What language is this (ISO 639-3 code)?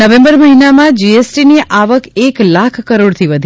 guj